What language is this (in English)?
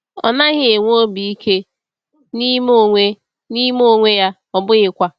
Igbo